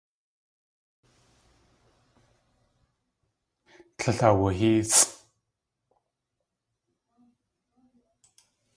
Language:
Tlingit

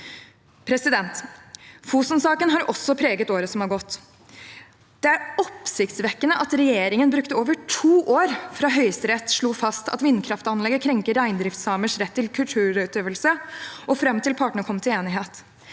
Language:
Norwegian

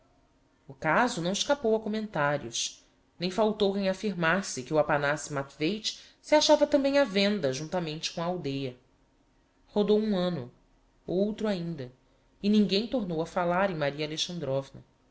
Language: Portuguese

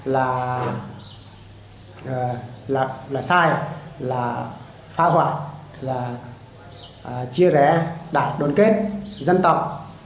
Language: Vietnamese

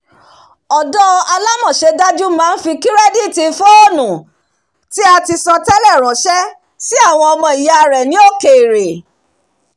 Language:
Yoruba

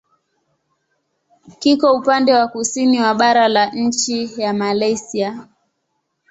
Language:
Swahili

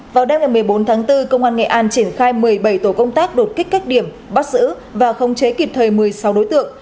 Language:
Vietnamese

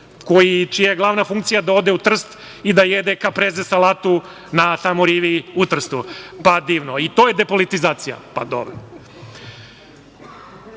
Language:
Serbian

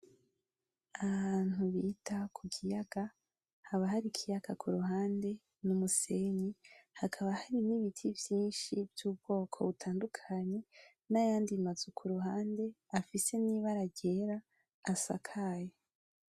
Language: Rundi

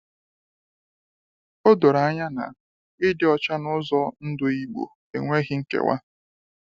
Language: Igbo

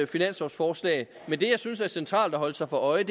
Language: Danish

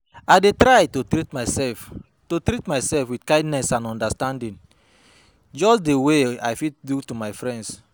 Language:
Nigerian Pidgin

